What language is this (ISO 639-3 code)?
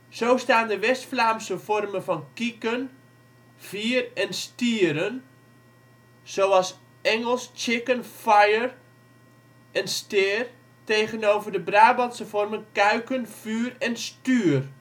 nld